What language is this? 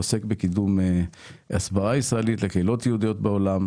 Hebrew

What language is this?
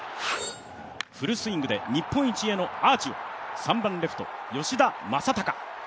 Japanese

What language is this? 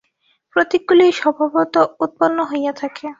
Bangla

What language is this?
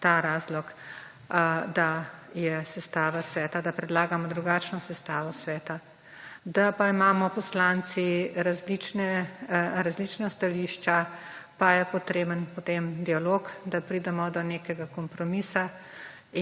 Slovenian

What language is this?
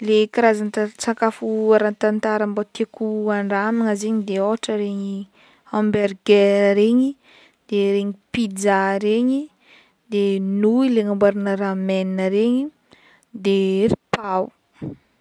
Northern Betsimisaraka Malagasy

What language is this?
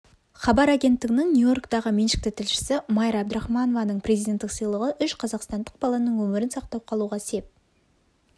Kazakh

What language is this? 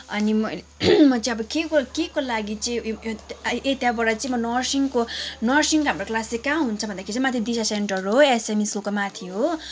Nepali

